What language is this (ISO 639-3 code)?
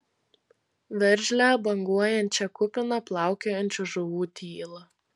lit